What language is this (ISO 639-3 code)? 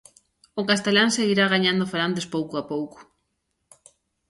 glg